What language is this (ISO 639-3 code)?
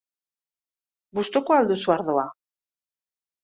eus